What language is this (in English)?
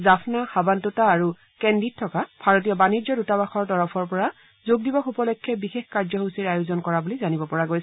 Assamese